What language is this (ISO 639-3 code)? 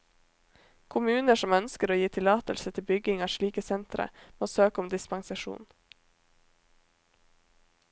nor